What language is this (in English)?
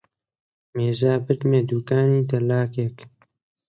Central Kurdish